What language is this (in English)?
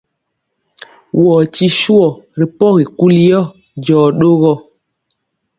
Mpiemo